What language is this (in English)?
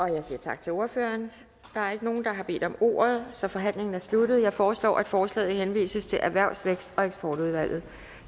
Danish